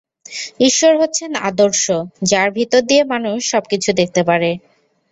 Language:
Bangla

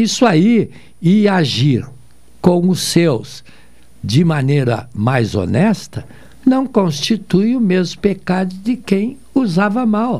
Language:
Portuguese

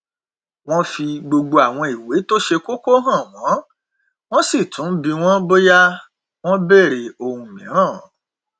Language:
Yoruba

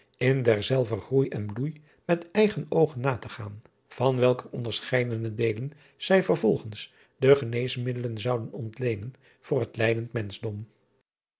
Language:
Dutch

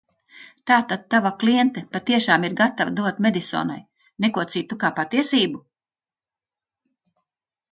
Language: Latvian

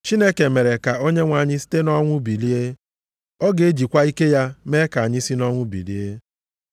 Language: Igbo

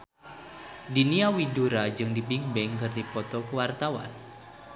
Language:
Sundanese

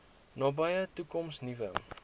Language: Afrikaans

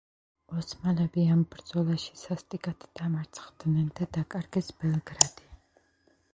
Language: Georgian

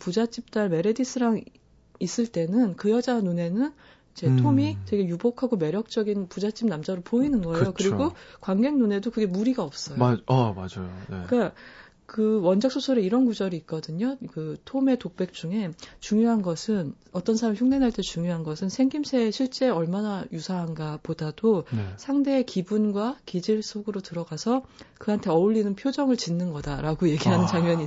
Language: Korean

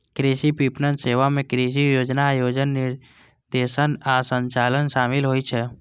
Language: Maithili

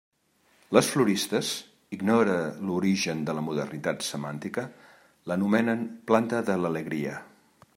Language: Catalan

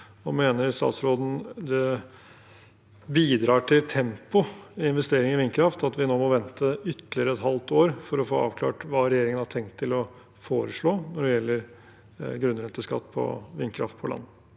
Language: Norwegian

